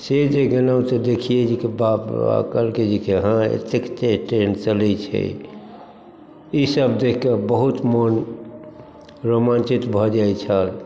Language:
Maithili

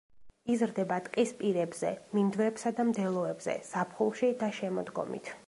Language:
Georgian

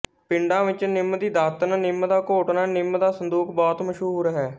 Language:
Punjabi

